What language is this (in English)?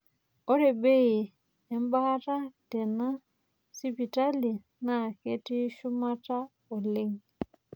Masai